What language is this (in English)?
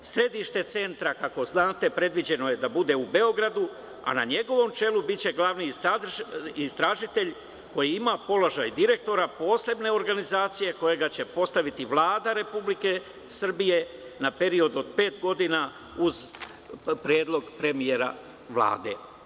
Serbian